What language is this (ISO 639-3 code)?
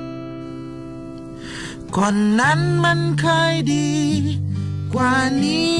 tha